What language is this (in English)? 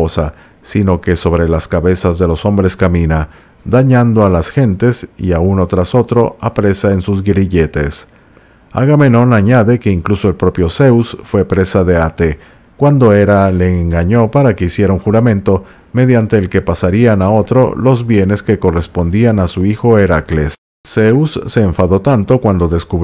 Spanish